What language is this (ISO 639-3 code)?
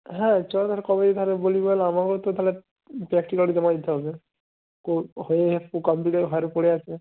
ben